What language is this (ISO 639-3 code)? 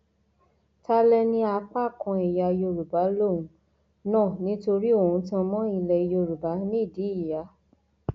yor